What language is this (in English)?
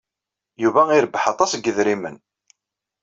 Kabyle